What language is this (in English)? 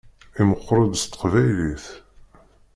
Kabyle